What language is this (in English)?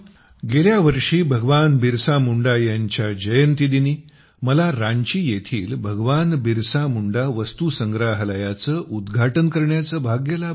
Marathi